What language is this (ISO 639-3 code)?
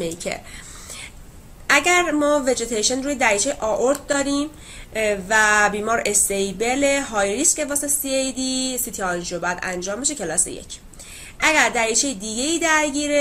fas